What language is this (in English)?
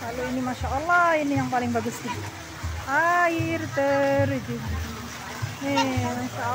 Indonesian